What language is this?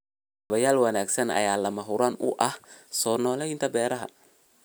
Somali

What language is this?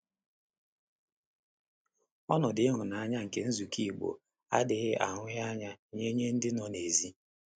Igbo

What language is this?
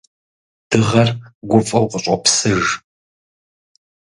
Kabardian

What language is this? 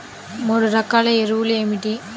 Telugu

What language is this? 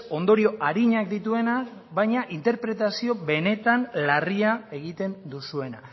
Basque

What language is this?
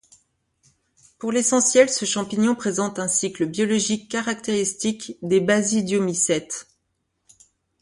French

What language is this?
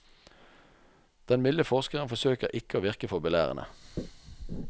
Norwegian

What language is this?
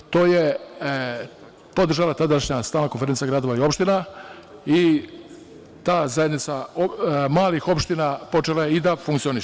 Serbian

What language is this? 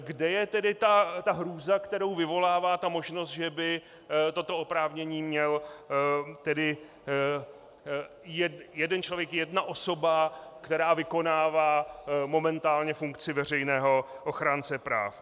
Czech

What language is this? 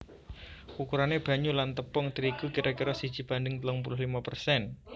Javanese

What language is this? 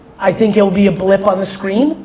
English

